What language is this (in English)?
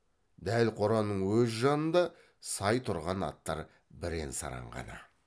Kazakh